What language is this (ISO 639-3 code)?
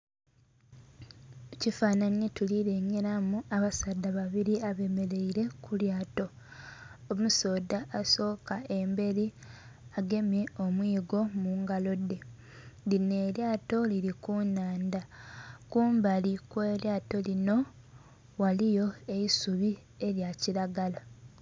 xog